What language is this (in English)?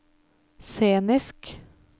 Norwegian